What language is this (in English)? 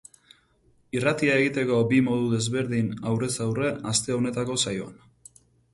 Basque